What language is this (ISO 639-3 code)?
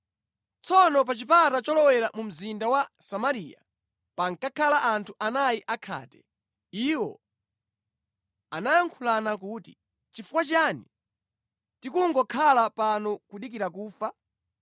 nya